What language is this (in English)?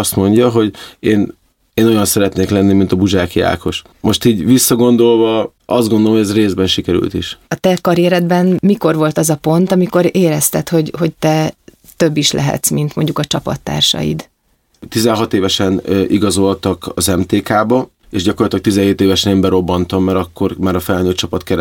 Hungarian